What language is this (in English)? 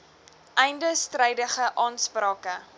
Afrikaans